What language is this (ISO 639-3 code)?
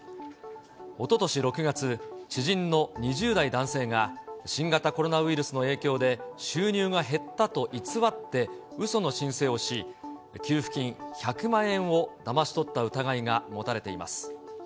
jpn